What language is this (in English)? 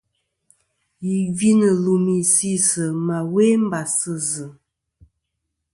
Kom